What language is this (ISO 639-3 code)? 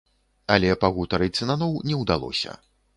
bel